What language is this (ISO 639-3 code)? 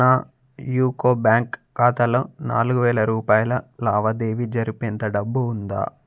tel